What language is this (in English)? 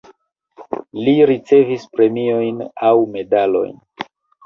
Esperanto